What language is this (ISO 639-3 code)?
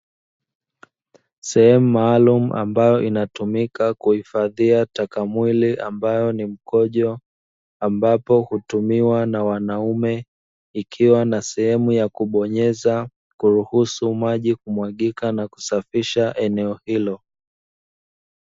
swa